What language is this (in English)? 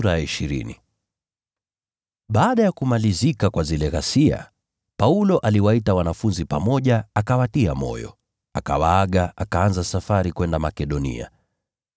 Swahili